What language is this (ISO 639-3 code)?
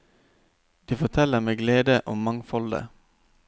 nor